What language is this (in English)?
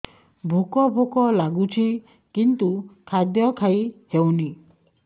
Odia